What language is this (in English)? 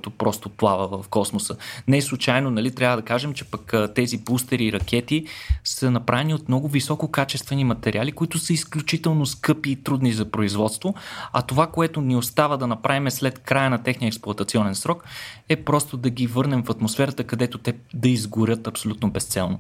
Bulgarian